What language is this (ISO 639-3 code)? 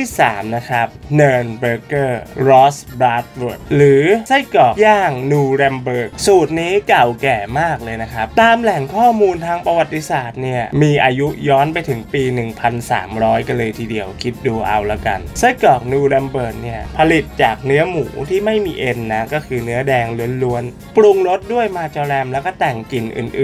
tha